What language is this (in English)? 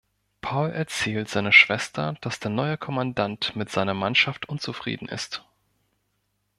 German